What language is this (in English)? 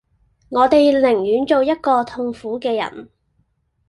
Cantonese